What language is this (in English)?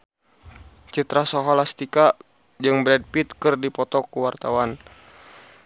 Sundanese